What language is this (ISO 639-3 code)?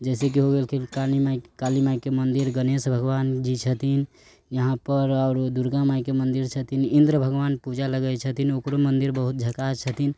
mai